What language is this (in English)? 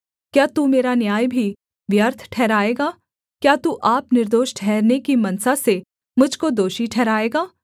Hindi